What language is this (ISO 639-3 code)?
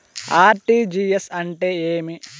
tel